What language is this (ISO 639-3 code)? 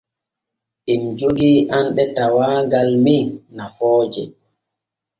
fue